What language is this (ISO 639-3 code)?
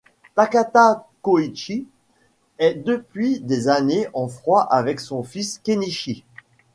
fra